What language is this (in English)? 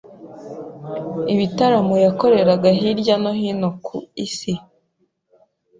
Kinyarwanda